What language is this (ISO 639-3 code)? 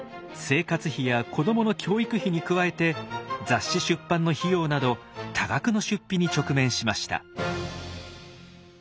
jpn